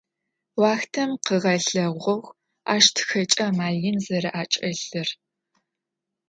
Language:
Adyghe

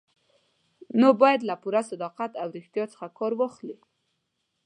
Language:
Pashto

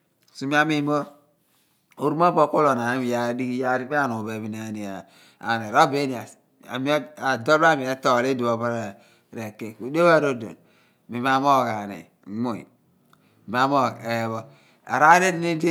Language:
Abua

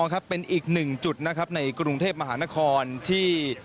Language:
Thai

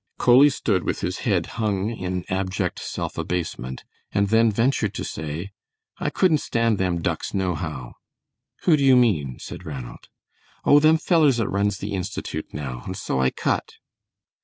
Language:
English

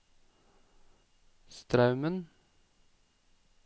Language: Norwegian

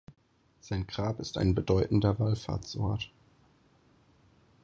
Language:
German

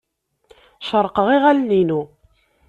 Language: Kabyle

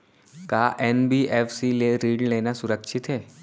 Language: Chhattisgarhi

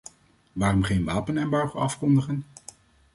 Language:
Dutch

